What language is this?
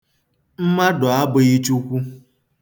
Igbo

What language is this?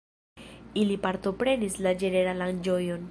Esperanto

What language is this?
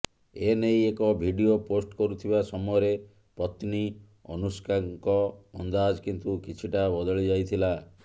Odia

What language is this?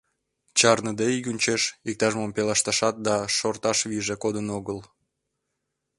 Mari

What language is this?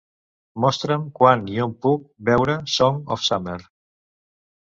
Catalan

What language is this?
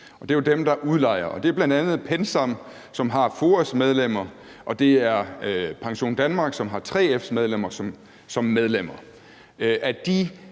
Danish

